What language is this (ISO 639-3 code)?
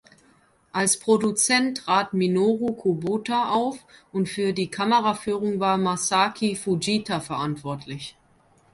deu